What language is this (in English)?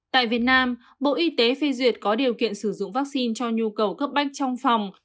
Vietnamese